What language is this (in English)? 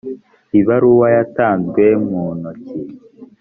Kinyarwanda